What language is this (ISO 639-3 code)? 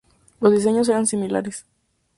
spa